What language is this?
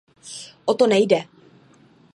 Czech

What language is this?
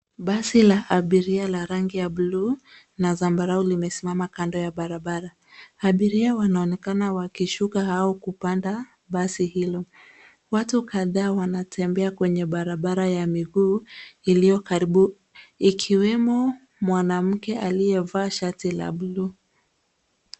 Swahili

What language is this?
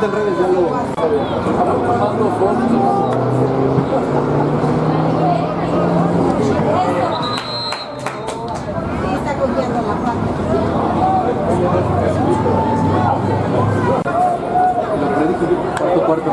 Spanish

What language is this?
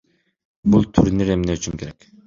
Kyrgyz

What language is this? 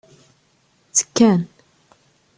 Kabyle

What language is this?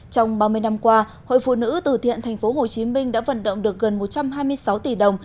Vietnamese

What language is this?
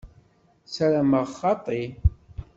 Kabyle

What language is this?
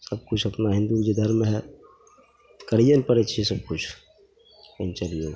Maithili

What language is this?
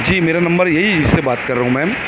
Urdu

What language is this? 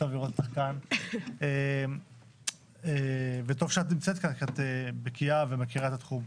Hebrew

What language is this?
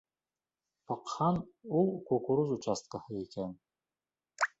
Bashkir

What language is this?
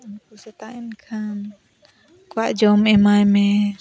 Santali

